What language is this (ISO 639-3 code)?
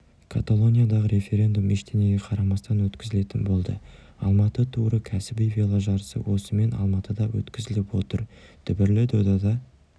kaz